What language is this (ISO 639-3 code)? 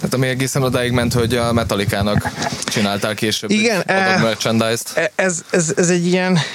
hun